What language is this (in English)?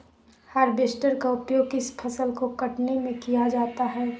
Magahi